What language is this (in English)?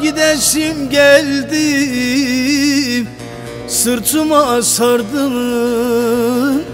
Turkish